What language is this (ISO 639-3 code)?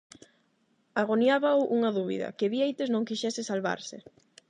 glg